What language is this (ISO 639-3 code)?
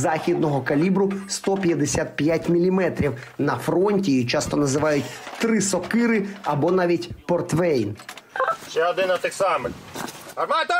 ukr